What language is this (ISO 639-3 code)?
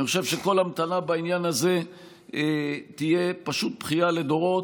heb